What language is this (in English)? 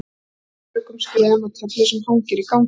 Icelandic